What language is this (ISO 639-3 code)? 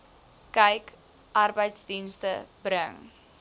afr